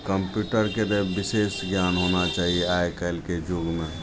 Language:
Maithili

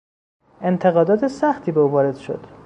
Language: Persian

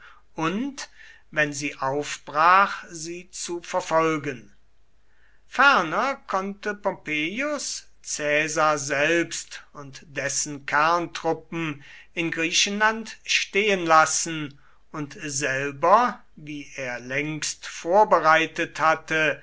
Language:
German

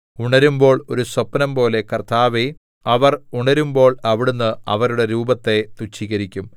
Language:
Malayalam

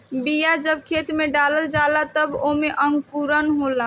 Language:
Bhojpuri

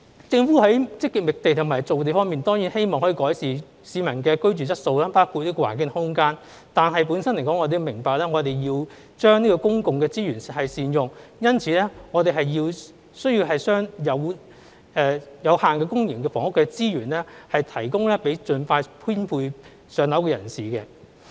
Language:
Cantonese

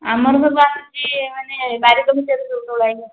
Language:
Odia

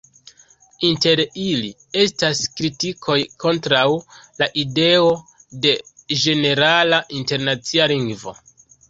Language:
Esperanto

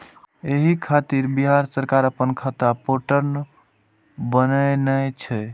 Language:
Maithili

